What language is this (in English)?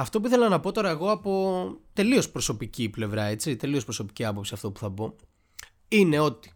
Greek